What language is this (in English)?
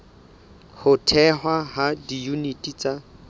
Southern Sotho